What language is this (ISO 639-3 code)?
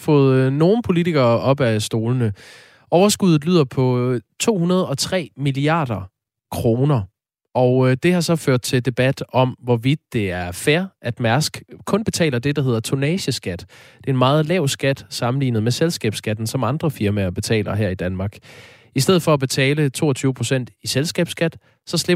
dan